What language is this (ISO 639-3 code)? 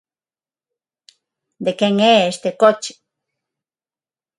glg